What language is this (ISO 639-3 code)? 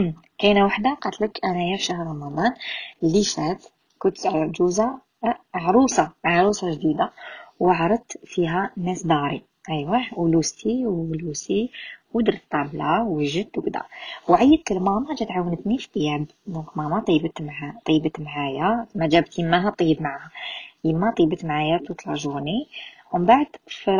ara